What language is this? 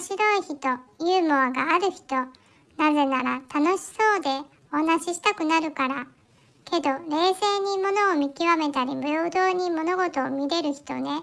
Japanese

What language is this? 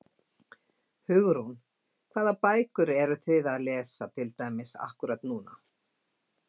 Icelandic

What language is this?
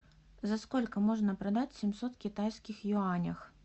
Russian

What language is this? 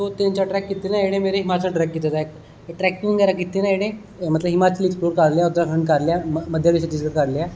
Dogri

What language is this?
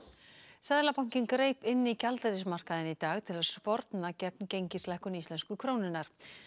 Icelandic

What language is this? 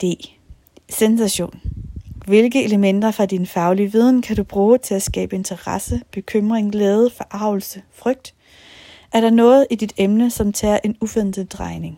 Danish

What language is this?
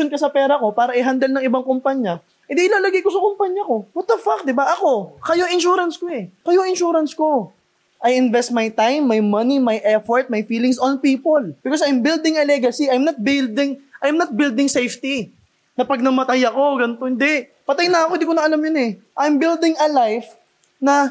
Filipino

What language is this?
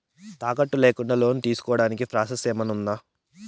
Telugu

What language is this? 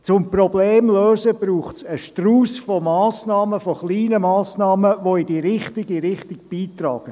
Swiss German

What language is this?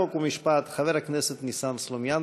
Hebrew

